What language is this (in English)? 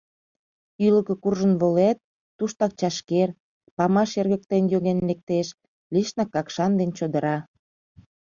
Mari